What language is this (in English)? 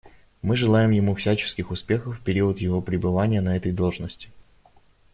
Russian